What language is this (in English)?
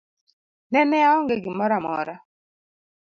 Luo (Kenya and Tanzania)